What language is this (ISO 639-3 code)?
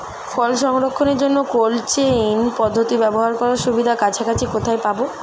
ben